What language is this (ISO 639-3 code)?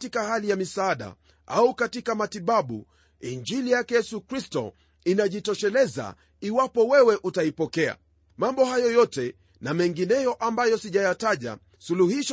swa